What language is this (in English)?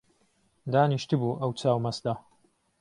Central Kurdish